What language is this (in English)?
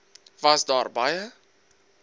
Afrikaans